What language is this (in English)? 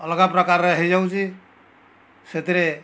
Odia